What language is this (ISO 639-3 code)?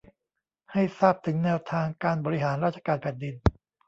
tha